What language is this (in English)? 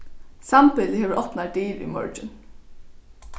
Faroese